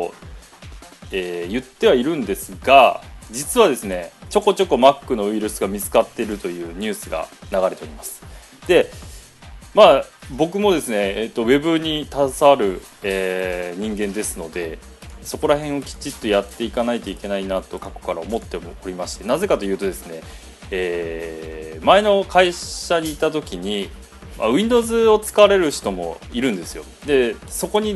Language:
Japanese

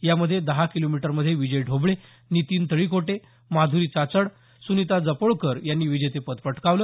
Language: Marathi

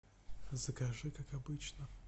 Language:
Russian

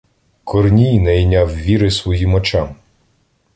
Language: Ukrainian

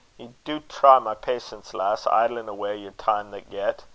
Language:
English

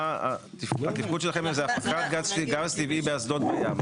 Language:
Hebrew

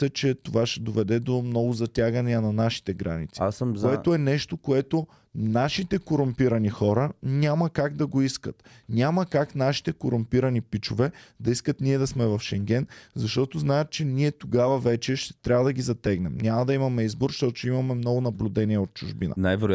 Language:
Bulgarian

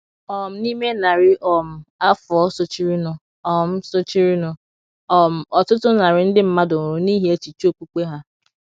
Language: Igbo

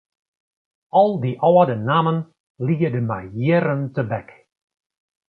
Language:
Western Frisian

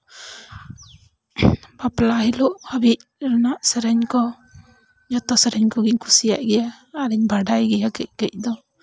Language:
Santali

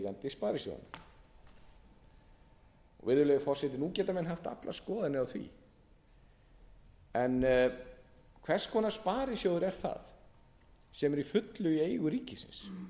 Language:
Icelandic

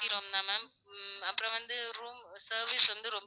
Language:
Tamil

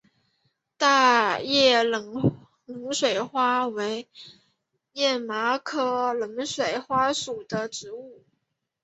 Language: Chinese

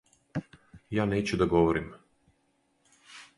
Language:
Serbian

